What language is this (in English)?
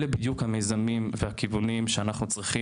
Hebrew